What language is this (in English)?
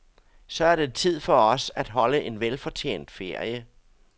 Danish